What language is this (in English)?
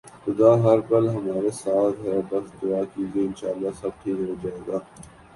Urdu